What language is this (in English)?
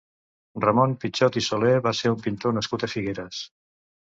Catalan